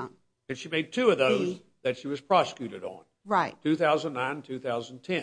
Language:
English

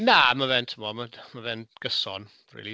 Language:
Welsh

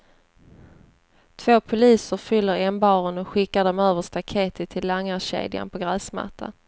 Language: Swedish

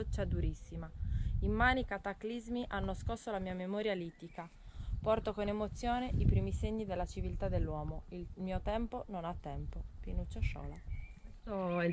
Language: Italian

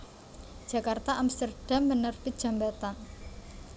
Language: Javanese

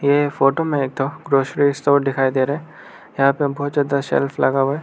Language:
Hindi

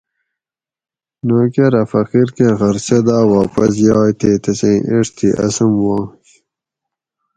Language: Gawri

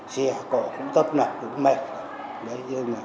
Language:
Vietnamese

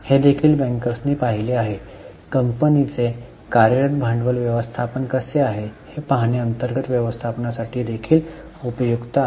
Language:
Marathi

